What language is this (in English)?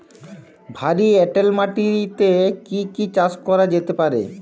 Bangla